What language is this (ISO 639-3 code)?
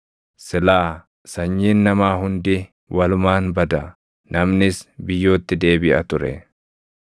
orm